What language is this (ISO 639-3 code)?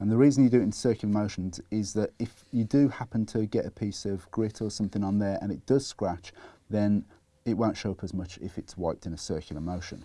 eng